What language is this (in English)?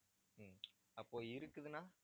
Tamil